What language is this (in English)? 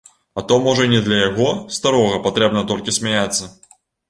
Belarusian